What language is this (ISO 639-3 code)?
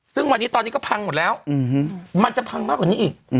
tha